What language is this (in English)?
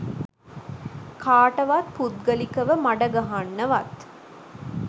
Sinhala